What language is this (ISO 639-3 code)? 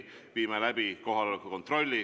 est